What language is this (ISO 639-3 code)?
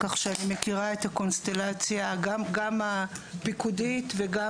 heb